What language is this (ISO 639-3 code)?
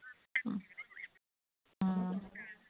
mni